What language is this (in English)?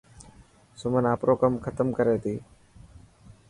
Dhatki